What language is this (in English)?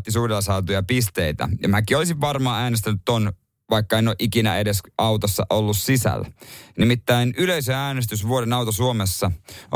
Finnish